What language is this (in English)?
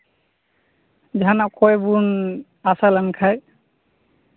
Santali